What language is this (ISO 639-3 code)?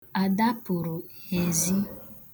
ibo